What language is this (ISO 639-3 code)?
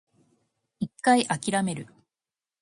jpn